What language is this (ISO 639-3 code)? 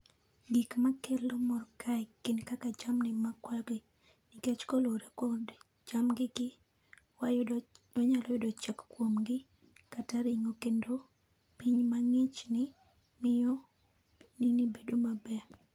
luo